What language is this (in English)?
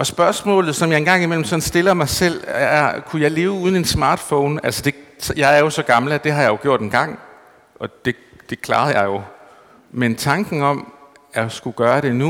Danish